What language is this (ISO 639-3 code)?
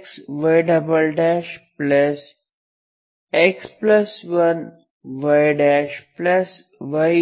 kan